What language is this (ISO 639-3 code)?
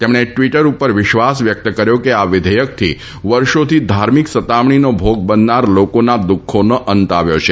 guj